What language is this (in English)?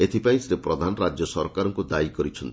Odia